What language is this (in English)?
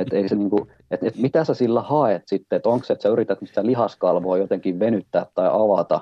Finnish